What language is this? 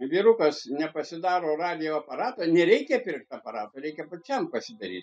Lithuanian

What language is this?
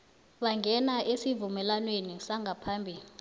South Ndebele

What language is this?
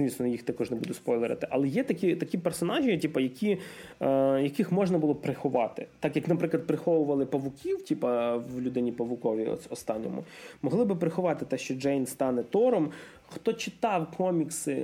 Ukrainian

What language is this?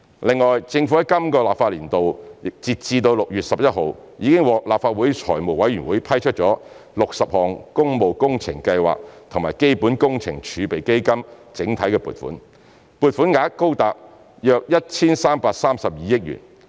Cantonese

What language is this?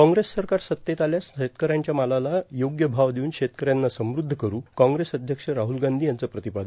Marathi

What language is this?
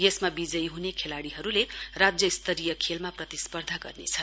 Nepali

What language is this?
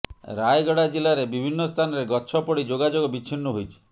Odia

